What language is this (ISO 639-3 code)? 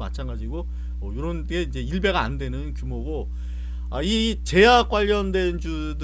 kor